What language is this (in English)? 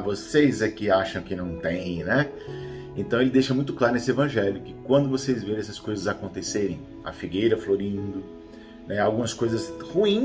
Portuguese